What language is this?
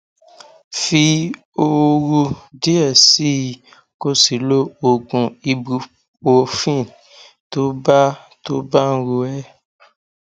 Yoruba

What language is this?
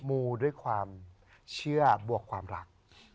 Thai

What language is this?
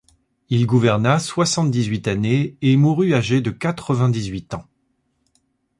French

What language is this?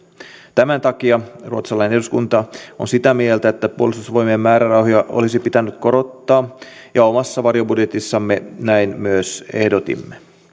Finnish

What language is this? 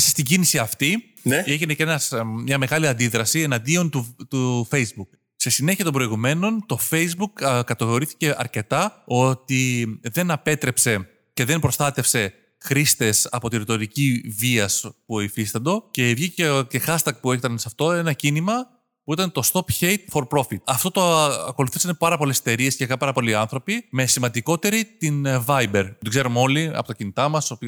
Greek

